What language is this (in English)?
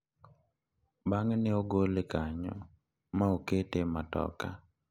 Luo (Kenya and Tanzania)